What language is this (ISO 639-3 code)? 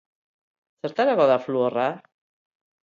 eus